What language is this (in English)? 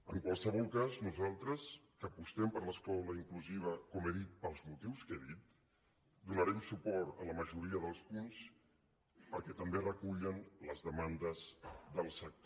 Catalan